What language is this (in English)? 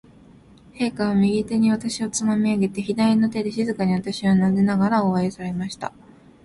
Japanese